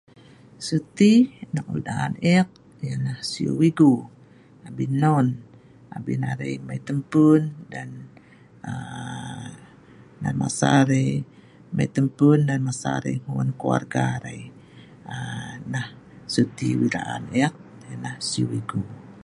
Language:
Sa'ban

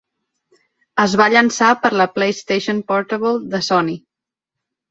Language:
Catalan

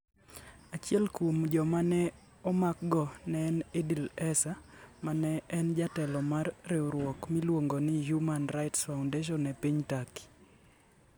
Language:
Luo (Kenya and Tanzania)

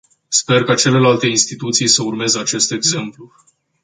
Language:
Romanian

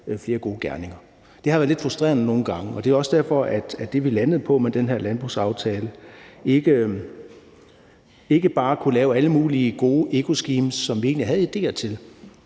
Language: Danish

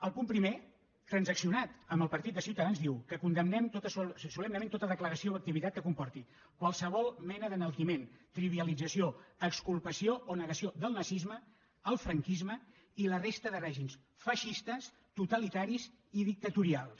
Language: Catalan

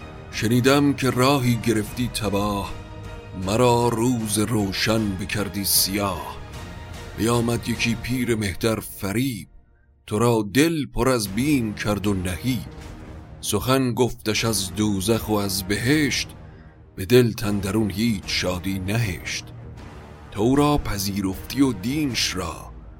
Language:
Persian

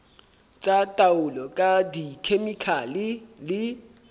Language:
Southern Sotho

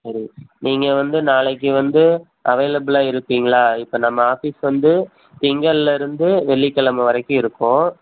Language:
Tamil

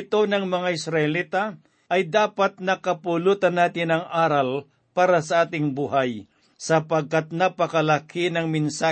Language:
Filipino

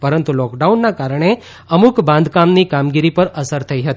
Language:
Gujarati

